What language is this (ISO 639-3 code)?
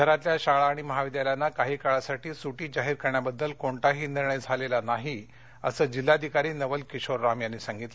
mar